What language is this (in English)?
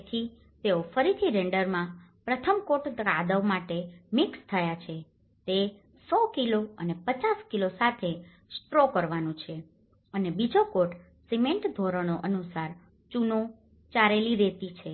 Gujarati